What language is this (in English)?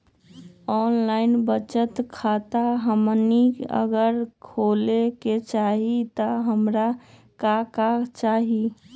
Magahi